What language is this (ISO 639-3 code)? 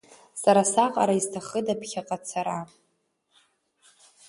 abk